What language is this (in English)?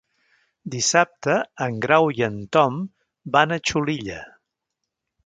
Catalan